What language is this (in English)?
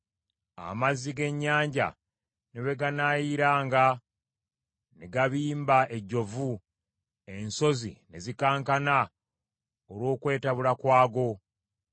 Ganda